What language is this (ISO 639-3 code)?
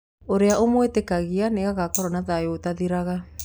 kik